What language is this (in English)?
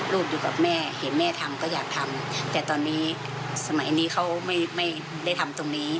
Thai